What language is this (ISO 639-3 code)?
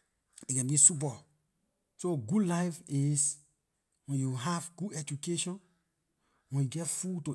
lir